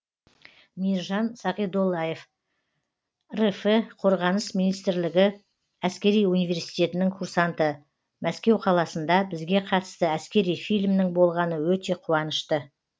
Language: Kazakh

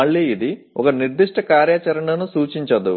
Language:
Telugu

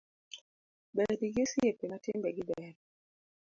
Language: Luo (Kenya and Tanzania)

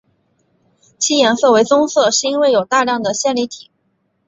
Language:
Chinese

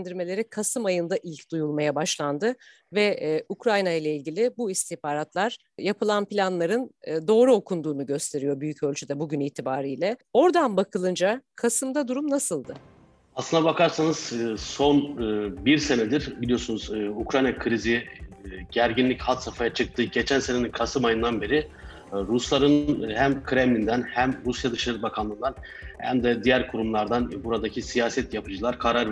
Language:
Turkish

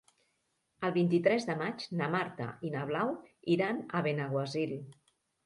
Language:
Catalan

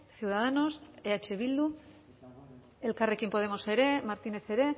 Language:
Basque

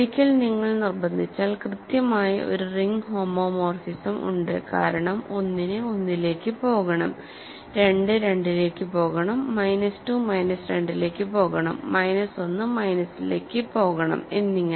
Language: Malayalam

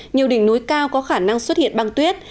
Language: Vietnamese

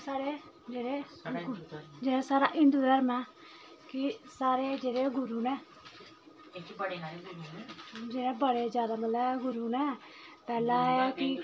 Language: Dogri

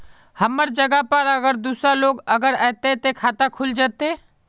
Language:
Magahi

